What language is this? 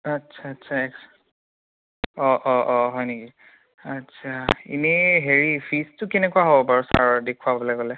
Assamese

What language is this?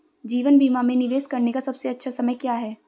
Hindi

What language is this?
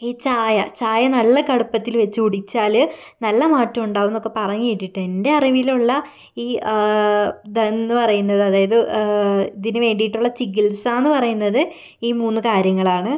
Malayalam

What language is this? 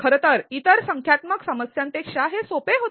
Marathi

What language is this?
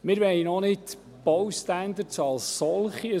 Swiss German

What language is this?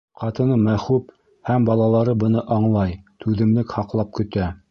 Bashkir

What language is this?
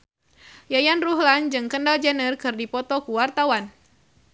Sundanese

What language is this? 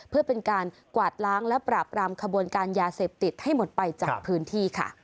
Thai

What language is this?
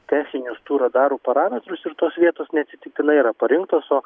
Lithuanian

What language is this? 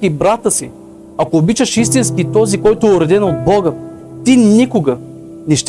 Bulgarian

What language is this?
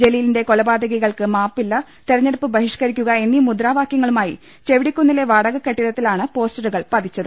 Malayalam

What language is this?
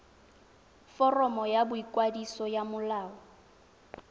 Tswana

